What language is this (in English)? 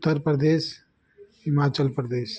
Sindhi